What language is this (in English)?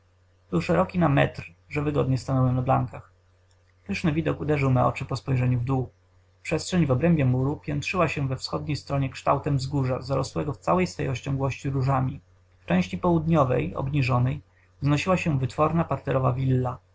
Polish